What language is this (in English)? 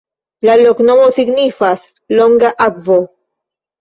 Esperanto